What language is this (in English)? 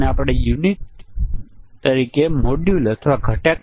Gujarati